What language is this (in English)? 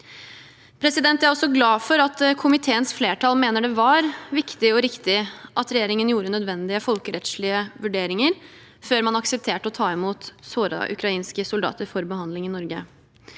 Norwegian